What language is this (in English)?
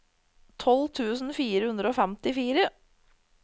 Norwegian